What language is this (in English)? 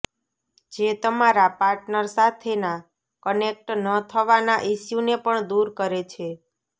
Gujarati